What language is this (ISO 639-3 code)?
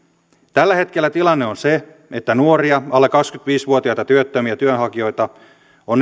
fin